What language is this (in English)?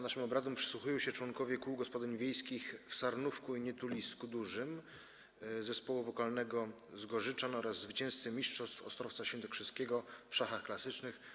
Polish